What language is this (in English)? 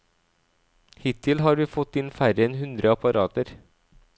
Norwegian